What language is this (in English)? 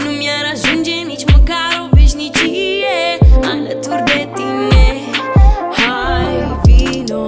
Romanian